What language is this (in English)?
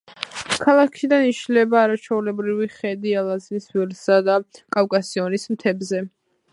Georgian